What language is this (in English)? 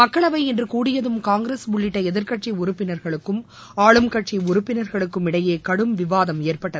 Tamil